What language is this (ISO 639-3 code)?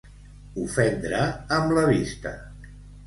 cat